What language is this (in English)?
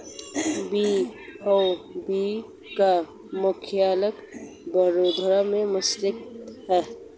Hindi